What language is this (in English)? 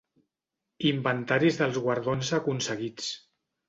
Catalan